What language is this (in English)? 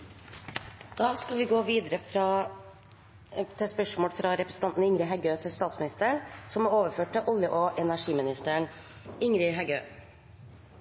Norwegian Nynorsk